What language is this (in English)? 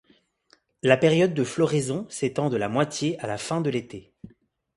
French